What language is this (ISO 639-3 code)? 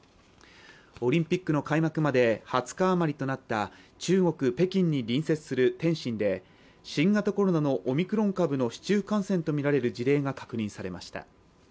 jpn